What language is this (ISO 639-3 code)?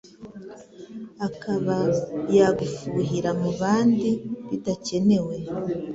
kin